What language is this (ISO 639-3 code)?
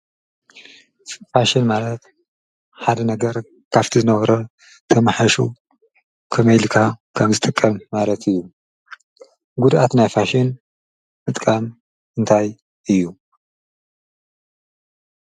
tir